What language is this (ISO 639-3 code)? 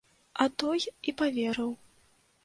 bel